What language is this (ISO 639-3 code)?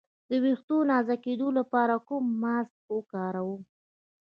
pus